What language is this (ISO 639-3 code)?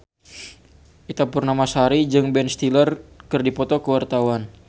sun